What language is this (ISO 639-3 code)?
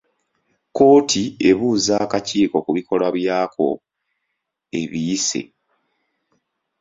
lug